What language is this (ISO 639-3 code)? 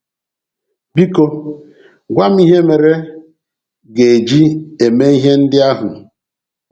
ibo